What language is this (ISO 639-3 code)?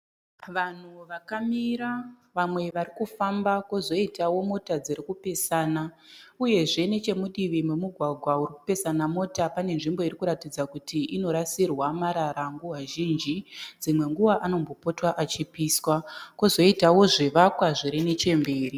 sna